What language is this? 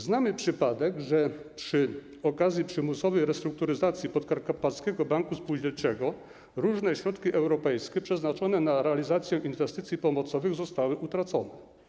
Polish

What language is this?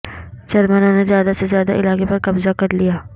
Urdu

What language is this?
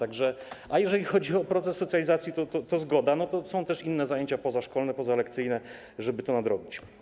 Polish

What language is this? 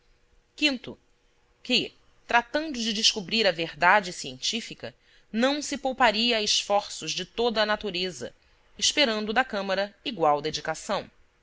Portuguese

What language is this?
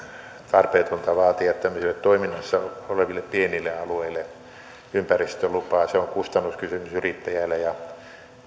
Finnish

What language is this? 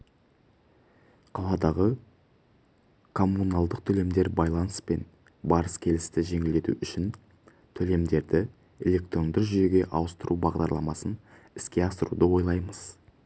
Kazakh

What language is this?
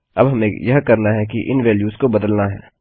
Hindi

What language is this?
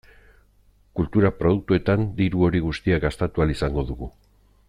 Basque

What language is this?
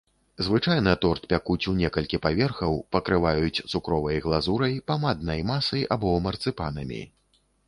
Belarusian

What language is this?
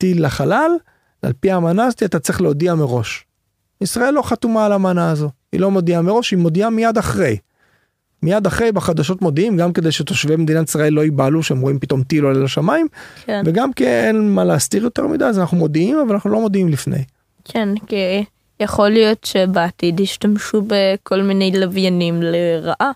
Hebrew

